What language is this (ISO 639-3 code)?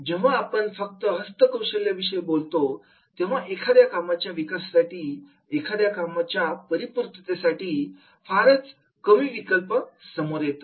mar